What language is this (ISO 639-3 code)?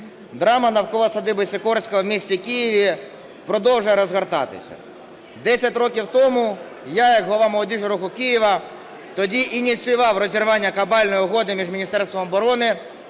ukr